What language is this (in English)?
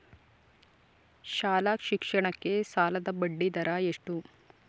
Kannada